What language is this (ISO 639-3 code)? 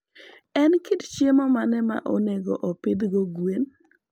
luo